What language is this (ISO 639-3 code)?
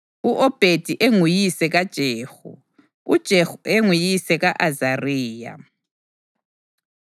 nde